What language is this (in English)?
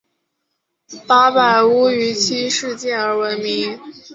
Chinese